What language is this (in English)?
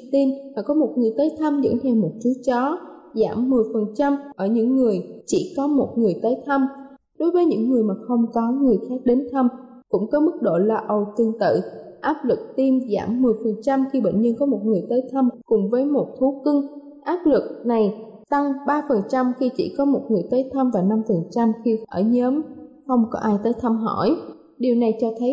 Vietnamese